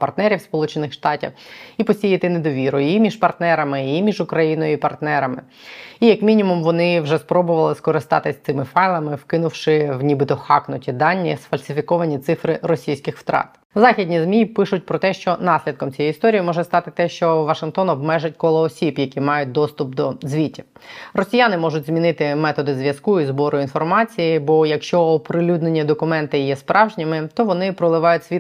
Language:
Ukrainian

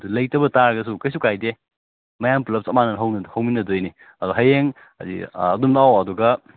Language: Manipuri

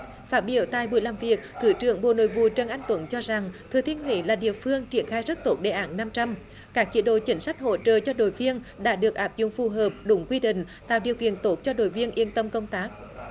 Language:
Vietnamese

